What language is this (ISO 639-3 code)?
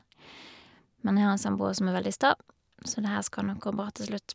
nor